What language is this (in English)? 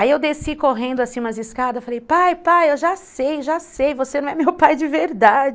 Portuguese